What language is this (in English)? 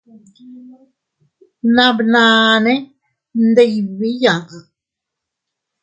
Teutila Cuicatec